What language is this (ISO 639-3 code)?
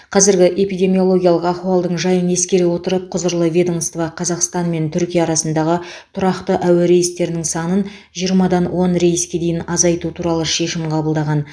kaz